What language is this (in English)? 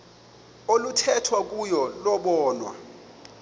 Xhosa